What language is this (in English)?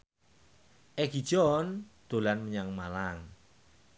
Javanese